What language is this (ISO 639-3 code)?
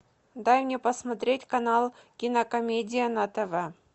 rus